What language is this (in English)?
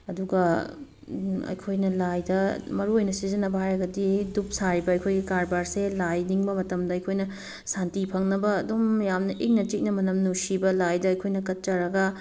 Manipuri